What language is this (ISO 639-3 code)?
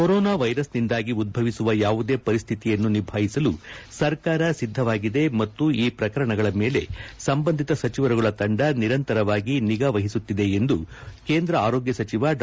kan